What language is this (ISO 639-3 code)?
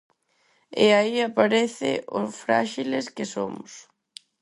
glg